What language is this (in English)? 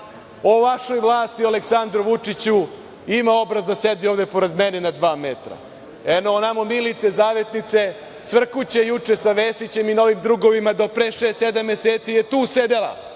Serbian